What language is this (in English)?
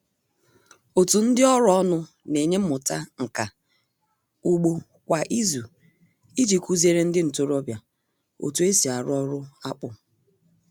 Igbo